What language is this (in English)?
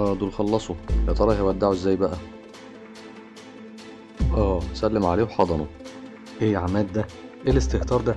Arabic